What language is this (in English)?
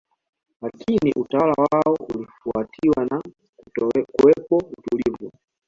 Swahili